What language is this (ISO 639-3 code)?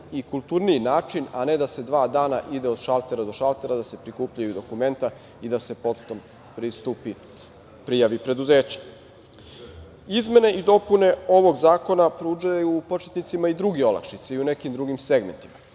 srp